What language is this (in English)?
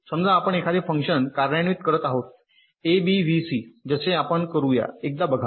Marathi